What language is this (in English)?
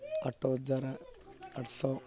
Odia